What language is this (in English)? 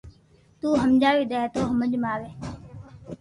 Loarki